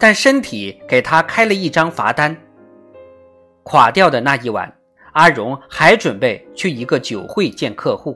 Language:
Chinese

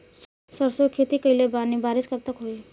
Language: Bhojpuri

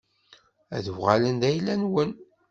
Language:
Kabyle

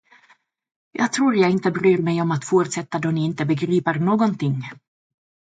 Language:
Swedish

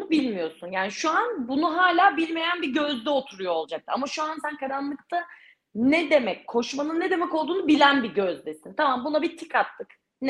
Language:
Turkish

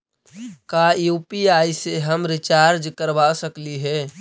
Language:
Magahi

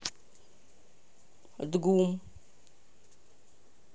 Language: Russian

